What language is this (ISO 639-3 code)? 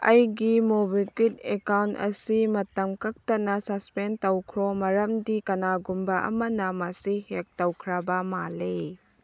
mni